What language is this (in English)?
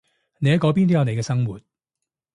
Cantonese